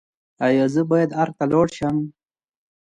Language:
Pashto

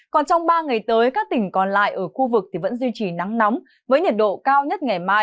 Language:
Vietnamese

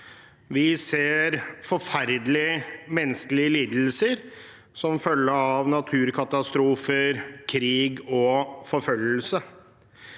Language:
Norwegian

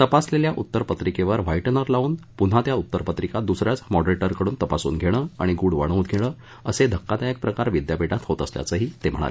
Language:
Marathi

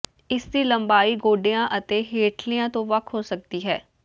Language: Punjabi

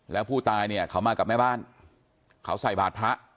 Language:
Thai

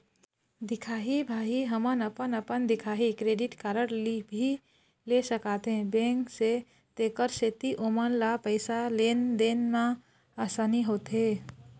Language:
Chhattisgarhi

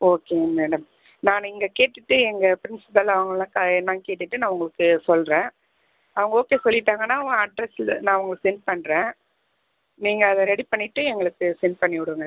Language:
Tamil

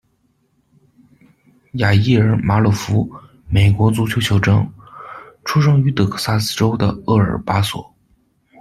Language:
Chinese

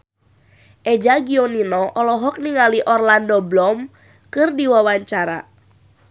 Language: Sundanese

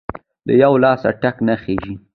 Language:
Pashto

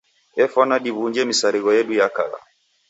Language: Taita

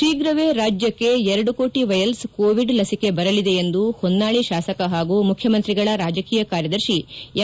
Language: Kannada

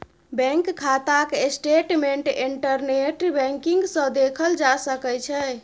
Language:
Maithili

